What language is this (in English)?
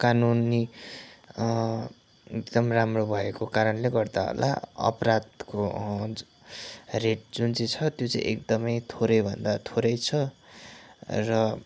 Nepali